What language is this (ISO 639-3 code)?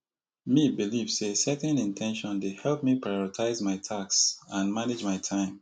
pcm